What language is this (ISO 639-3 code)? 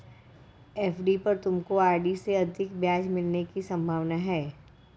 hin